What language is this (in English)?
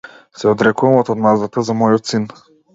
Macedonian